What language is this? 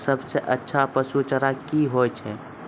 Maithili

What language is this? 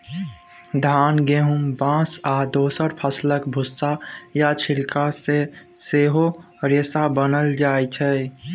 Maithili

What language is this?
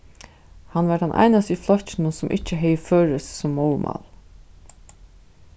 Faroese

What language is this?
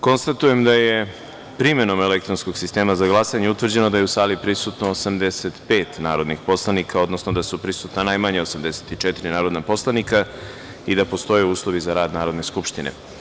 Serbian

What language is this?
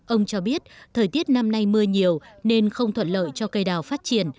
Vietnamese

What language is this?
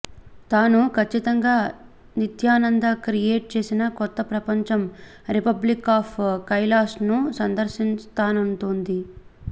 Telugu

